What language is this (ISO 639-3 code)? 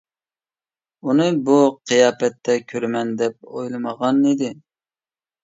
uig